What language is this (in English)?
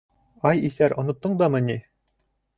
Bashkir